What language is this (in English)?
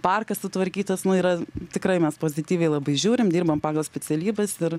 Lithuanian